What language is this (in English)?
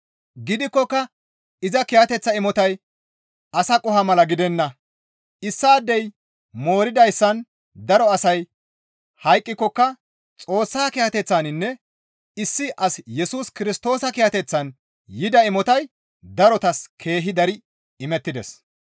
Gamo